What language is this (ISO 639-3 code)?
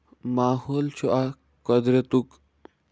kas